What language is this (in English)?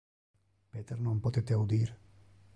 Interlingua